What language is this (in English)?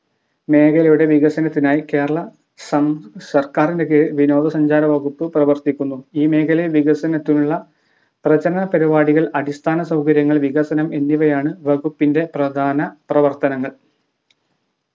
Malayalam